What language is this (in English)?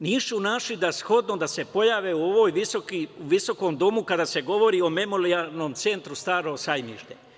Serbian